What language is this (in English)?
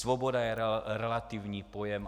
Czech